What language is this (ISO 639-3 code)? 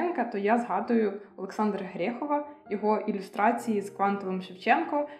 ukr